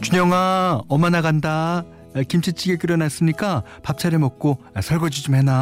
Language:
Korean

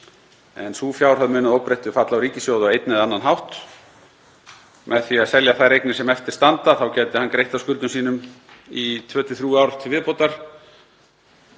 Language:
Icelandic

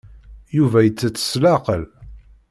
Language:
Kabyle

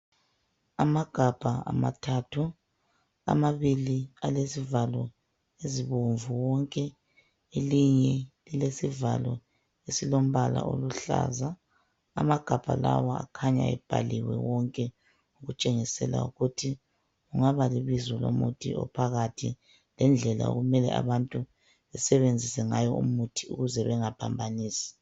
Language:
North Ndebele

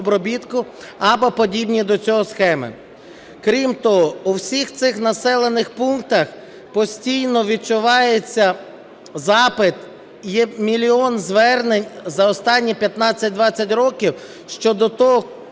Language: Ukrainian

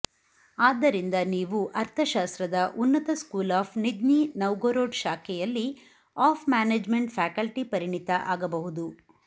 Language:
Kannada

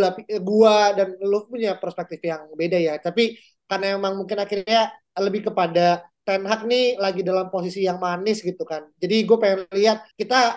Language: Indonesian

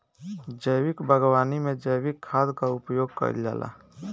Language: Bhojpuri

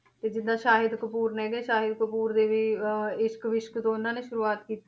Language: Punjabi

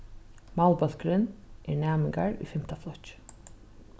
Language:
Faroese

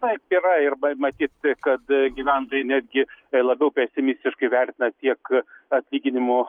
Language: Lithuanian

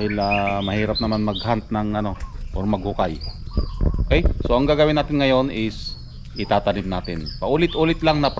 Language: Filipino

